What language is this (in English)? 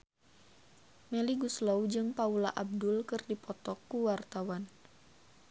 Sundanese